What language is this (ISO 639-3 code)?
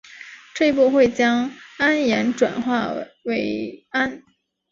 zho